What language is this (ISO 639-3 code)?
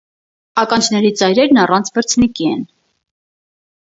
hye